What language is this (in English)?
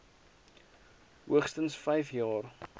Afrikaans